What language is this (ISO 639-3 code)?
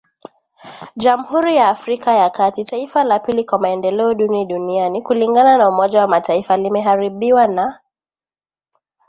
swa